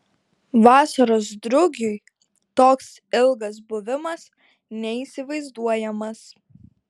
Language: Lithuanian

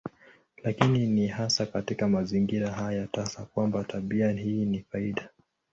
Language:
Swahili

